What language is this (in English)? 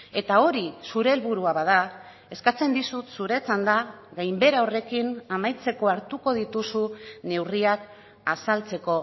Basque